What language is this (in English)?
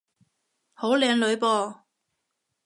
Cantonese